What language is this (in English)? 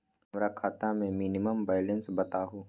Magahi